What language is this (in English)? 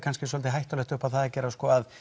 Icelandic